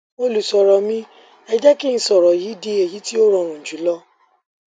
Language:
Yoruba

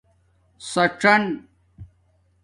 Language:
Domaaki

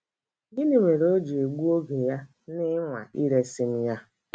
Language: Igbo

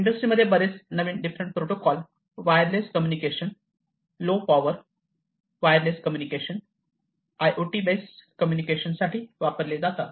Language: Marathi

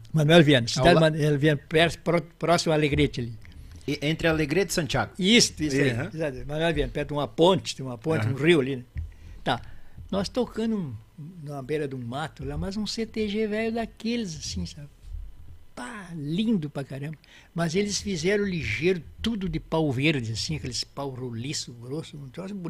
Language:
Portuguese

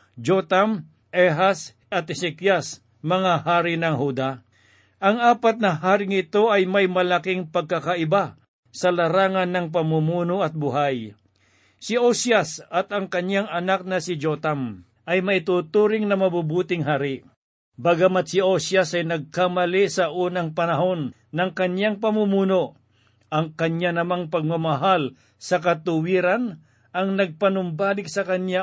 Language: Filipino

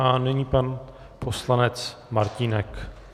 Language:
Czech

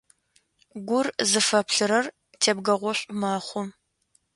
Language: Adyghe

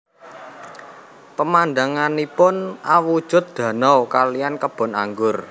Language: Javanese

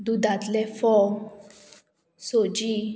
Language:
Konkani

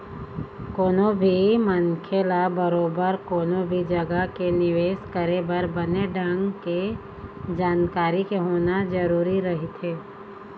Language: Chhattisgarhi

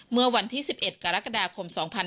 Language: Thai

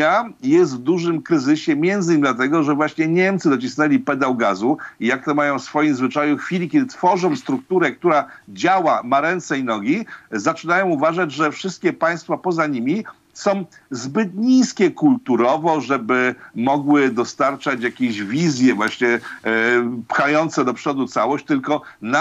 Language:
Polish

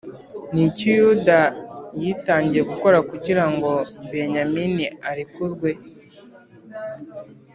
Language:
Kinyarwanda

